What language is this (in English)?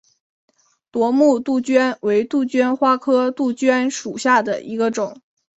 Chinese